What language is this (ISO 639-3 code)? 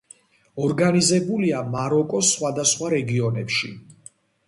kat